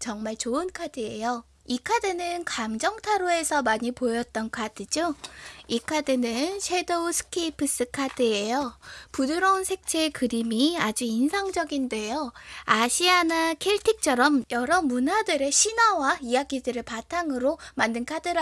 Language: Korean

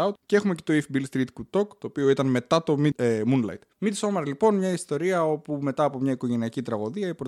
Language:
Greek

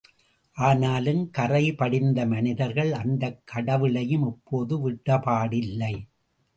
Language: Tamil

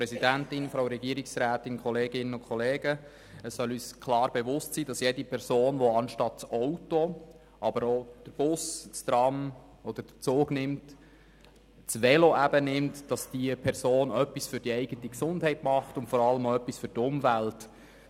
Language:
Swiss German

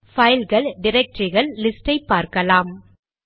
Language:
Tamil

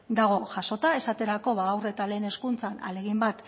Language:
Basque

